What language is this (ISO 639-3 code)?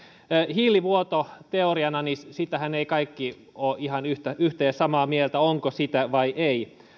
fin